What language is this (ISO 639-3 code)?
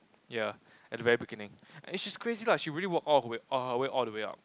eng